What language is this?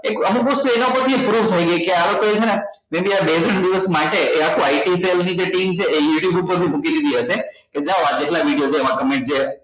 Gujarati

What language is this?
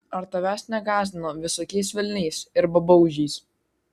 Lithuanian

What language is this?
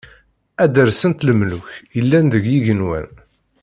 Kabyle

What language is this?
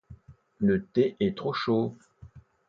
French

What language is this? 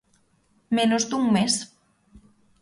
Galician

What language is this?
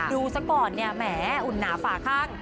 Thai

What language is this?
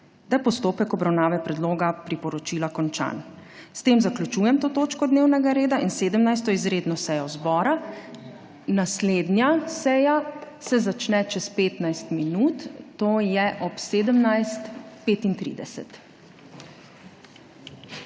Slovenian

